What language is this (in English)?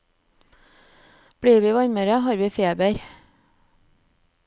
Norwegian